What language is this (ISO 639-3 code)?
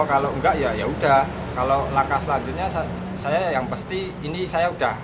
ind